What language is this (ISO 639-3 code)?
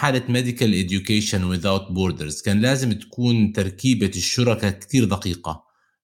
ara